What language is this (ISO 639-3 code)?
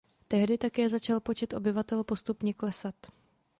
ces